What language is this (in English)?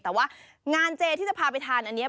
Thai